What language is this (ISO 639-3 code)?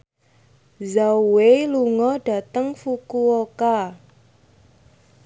jav